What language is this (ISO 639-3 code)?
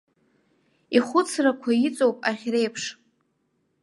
abk